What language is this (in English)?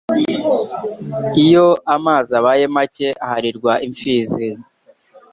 Kinyarwanda